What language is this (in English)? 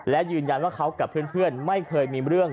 Thai